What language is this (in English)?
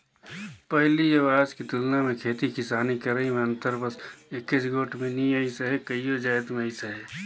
Chhattisgarhi